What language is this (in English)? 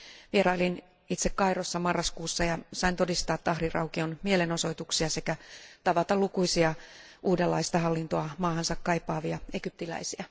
Finnish